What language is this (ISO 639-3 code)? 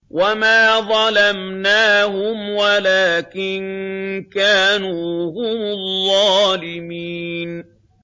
ara